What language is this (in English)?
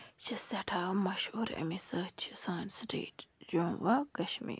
Kashmiri